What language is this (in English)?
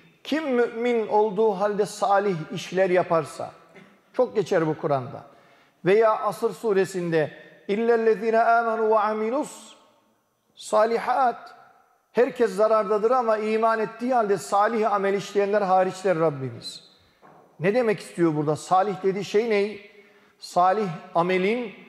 Turkish